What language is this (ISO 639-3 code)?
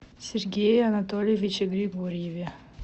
rus